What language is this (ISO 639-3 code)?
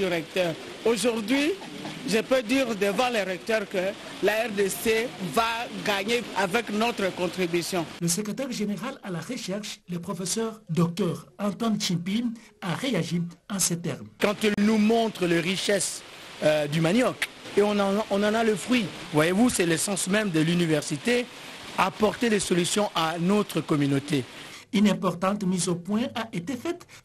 fra